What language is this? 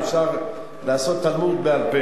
Hebrew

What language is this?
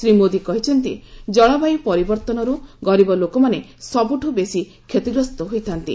Odia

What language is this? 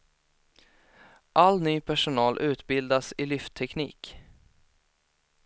Swedish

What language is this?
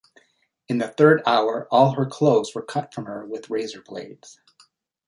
English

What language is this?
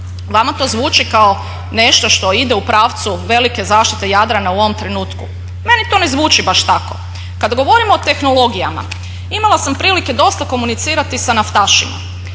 Croatian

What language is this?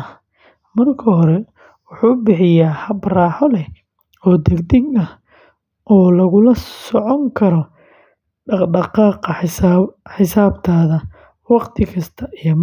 Somali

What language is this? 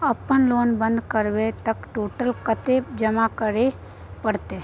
Maithili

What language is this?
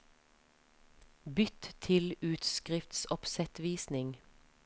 Norwegian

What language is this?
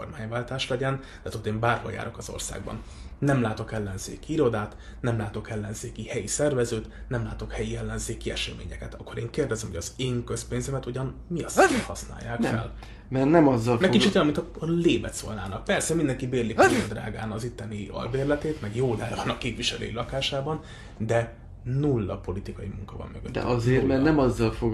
Hungarian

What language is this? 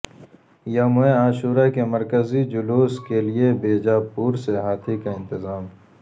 Urdu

